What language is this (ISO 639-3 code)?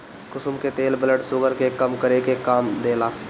bho